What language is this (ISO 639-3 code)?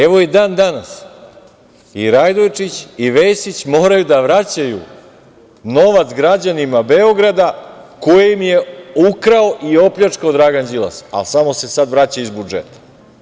srp